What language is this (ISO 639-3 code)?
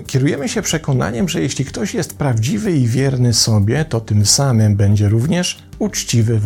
pol